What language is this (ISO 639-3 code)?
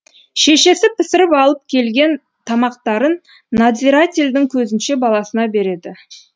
kaz